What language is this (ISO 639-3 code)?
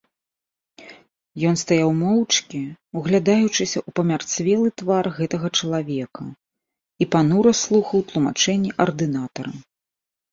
bel